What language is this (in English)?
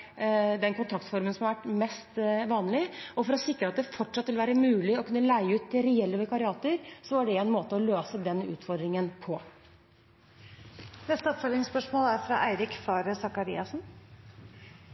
Norwegian